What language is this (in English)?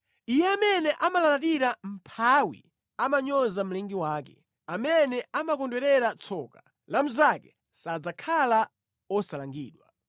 Nyanja